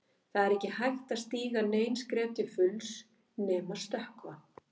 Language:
Icelandic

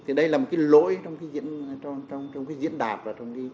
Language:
Vietnamese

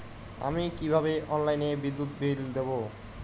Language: Bangla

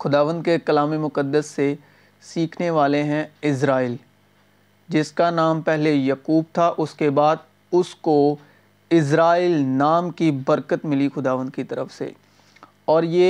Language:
Urdu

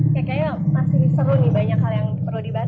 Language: Indonesian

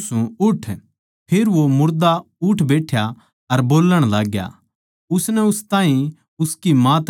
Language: Haryanvi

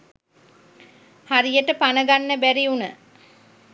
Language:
Sinhala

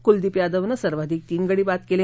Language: Marathi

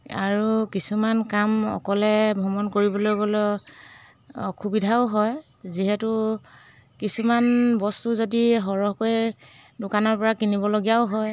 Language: Assamese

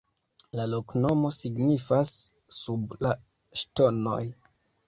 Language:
Esperanto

